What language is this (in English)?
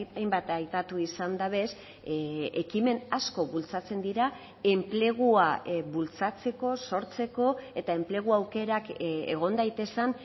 Basque